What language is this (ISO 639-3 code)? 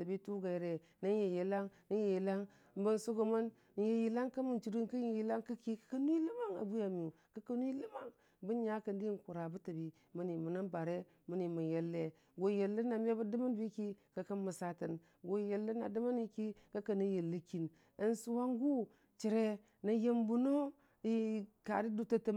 cfa